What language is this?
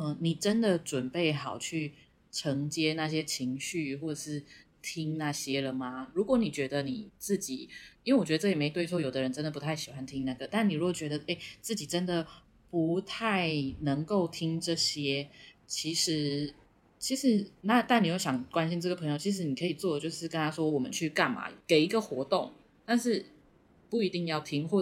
Chinese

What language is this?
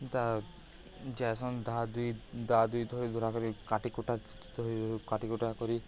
Odia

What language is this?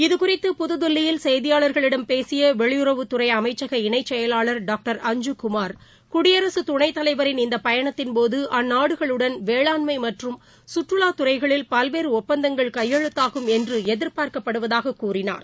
Tamil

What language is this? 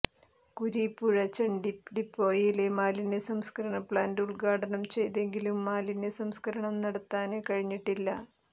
Malayalam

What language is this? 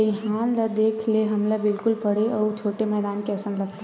Chhattisgarhi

